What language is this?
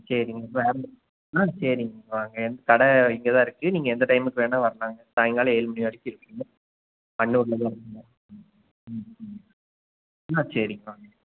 Tamil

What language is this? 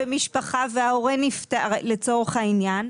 Hebrew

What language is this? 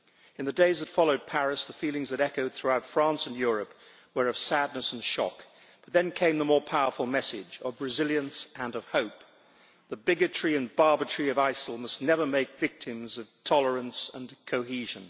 English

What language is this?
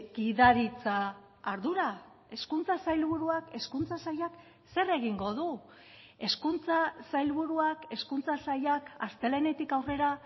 Basque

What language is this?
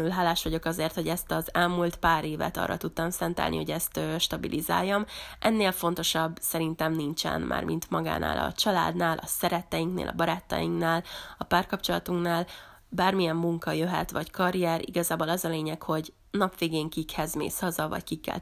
Hungarian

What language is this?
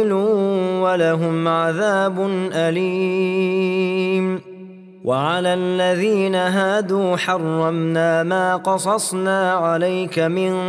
Arabic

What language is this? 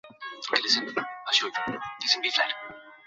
Bangla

